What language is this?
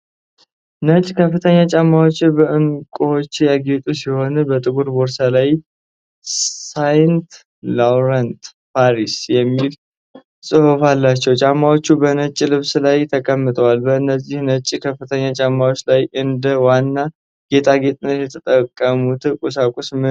Amharic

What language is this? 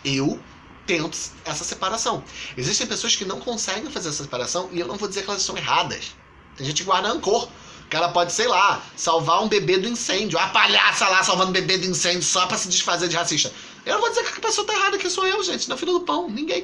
Portuguese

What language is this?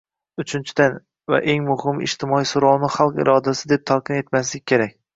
Uzbek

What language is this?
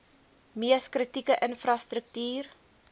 Afrikaans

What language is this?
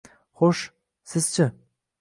Uzbek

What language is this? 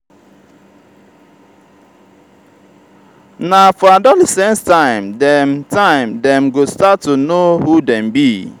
Nigerian Pidgin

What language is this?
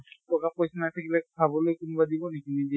Assamese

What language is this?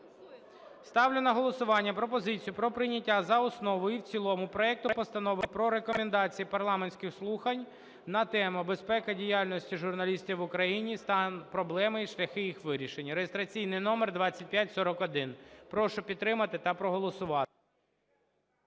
Ukrainian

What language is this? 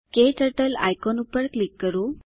Gujarati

